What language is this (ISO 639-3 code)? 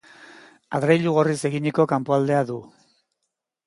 eus